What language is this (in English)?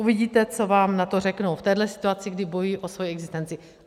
Czech